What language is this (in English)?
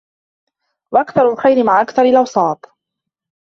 Arabic